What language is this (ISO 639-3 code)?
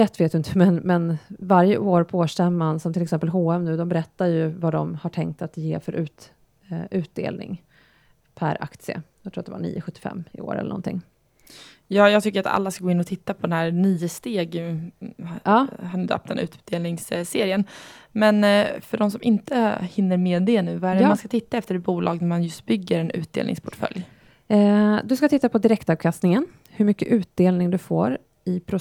swe